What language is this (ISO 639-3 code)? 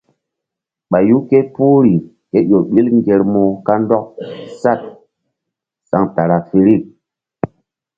mdd